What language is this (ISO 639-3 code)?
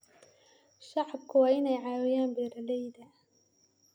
som